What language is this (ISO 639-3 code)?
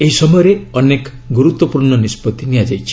ori